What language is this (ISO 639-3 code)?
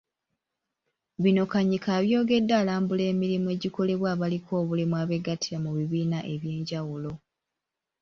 lug